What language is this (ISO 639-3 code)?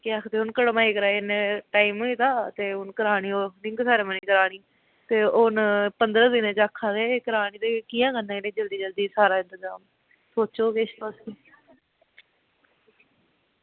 doi